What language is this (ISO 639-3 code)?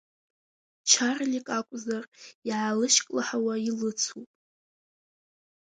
abk